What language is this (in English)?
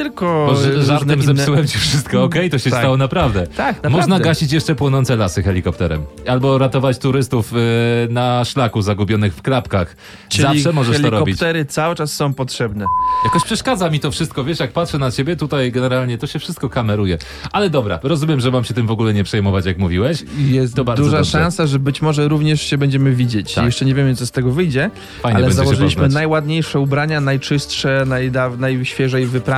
Polish